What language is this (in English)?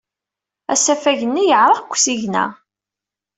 Kabyle